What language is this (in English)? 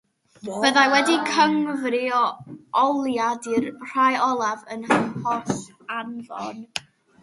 Welsh